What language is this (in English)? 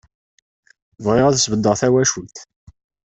Kabyle